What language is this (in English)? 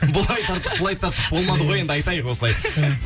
Kazakh